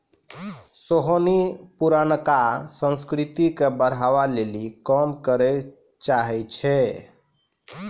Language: Maithili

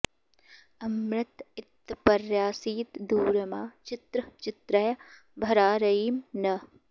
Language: Sanskrit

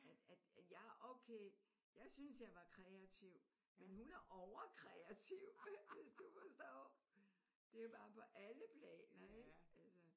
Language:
Danish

